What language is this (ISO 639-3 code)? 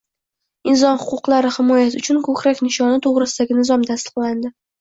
uzb